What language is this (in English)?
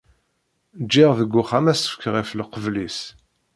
Kabyle